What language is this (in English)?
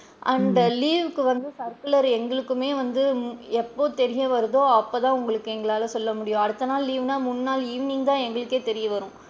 Tamil